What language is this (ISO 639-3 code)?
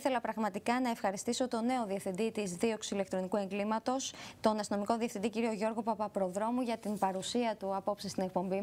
ell